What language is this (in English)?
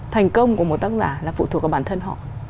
Vietnamese